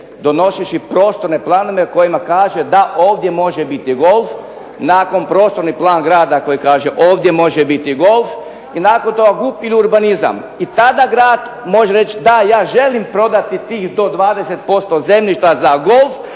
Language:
Croatian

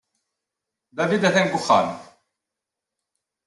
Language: Kabyle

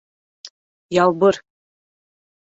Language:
Bashkir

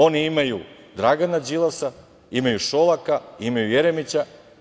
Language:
Serbian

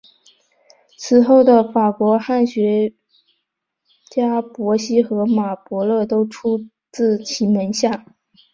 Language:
Chinese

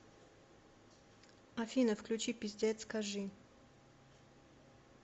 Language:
Russian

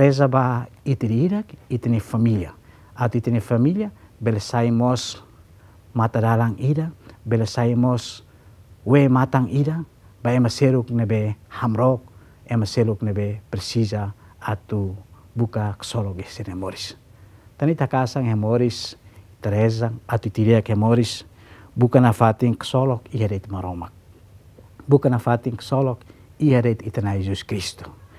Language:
Indonesian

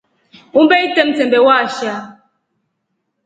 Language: Rombo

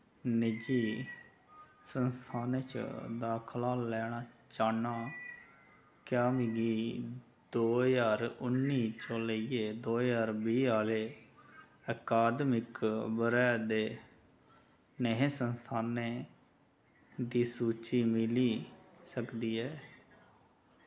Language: Dogri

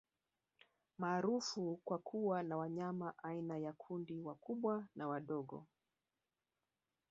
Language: Swahili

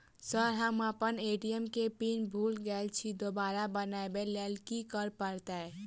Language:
Maithili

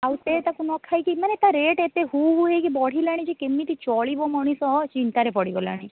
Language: Odia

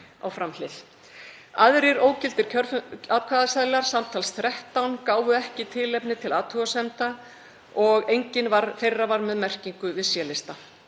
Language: Icelandic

